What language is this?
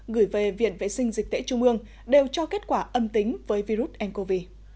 Vietnamese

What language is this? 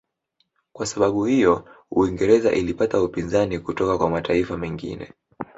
Swahili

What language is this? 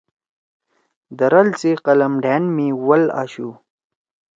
Torwali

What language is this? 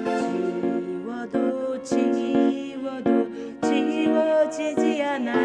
Korean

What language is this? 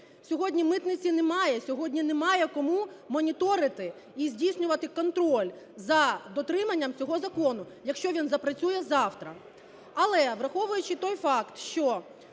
Ukrainian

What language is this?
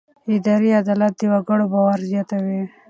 Pashto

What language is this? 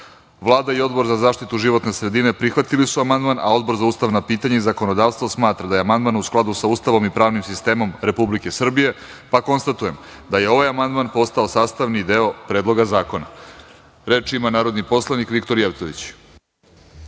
Serbian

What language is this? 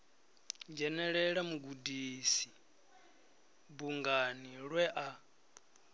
Venda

